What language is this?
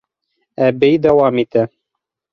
Bashkir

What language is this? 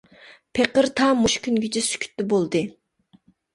Uyghur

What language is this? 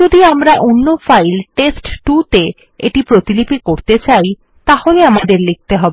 Bangla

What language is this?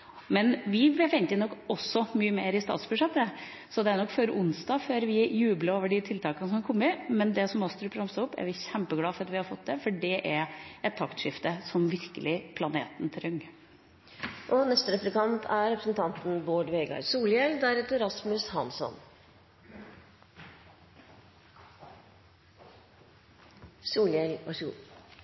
Norwegian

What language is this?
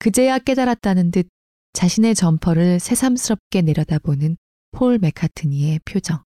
Korean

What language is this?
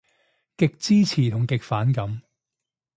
Cantonese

